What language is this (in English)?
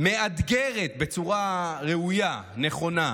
Hebrew